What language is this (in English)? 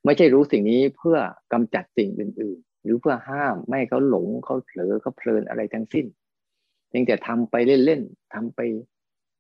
Thai